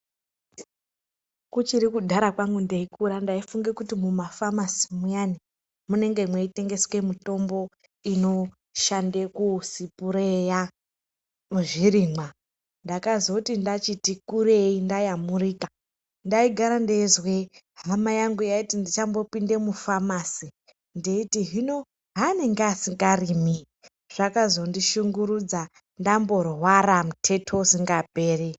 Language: Ndau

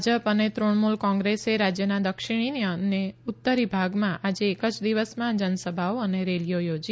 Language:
Gujarati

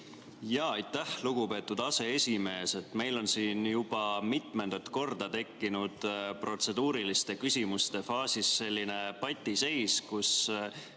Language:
Estonian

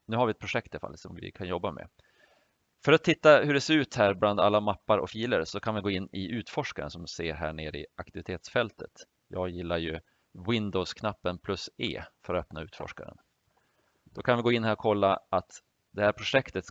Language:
Swedish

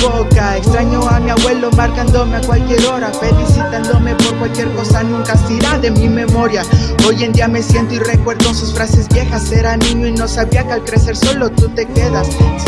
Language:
Spanish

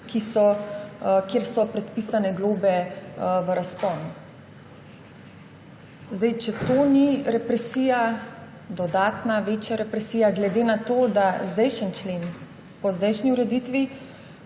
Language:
Slovenian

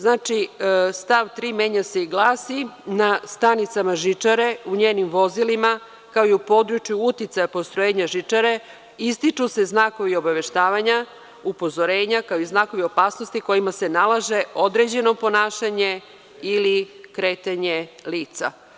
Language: Serbian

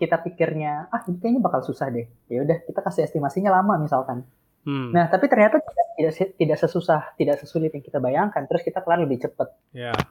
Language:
Indonesian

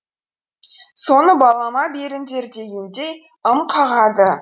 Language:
Kazakh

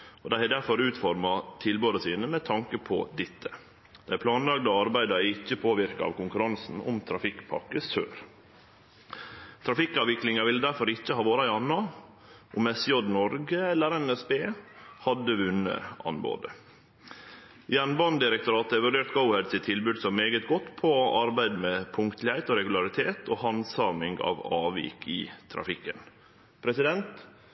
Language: Norwegian Nynorsk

